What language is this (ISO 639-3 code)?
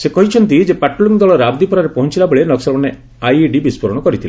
ori